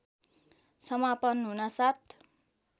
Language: Nepali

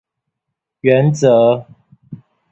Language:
Chinese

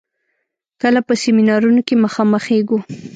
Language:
Pashto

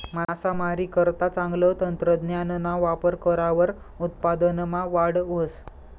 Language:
Marathi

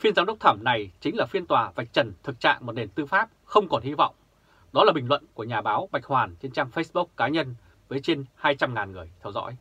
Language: Vietnamese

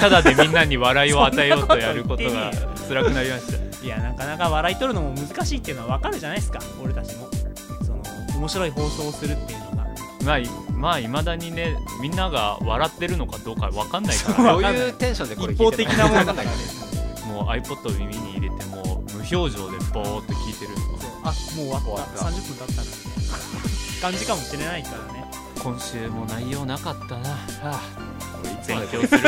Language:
Japanese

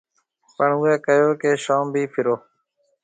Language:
Marwari (Pakistan)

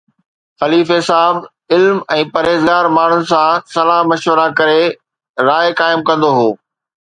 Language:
Sindhi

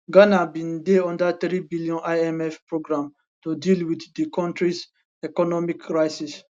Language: Nigerian Pidgin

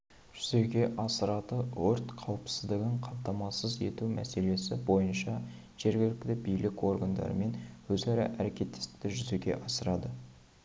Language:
Kazakh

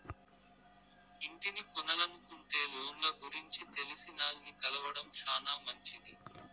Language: Telugu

